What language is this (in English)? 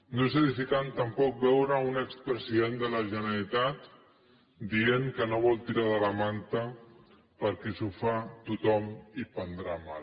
Catalan